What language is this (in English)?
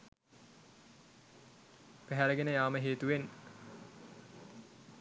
Sinhala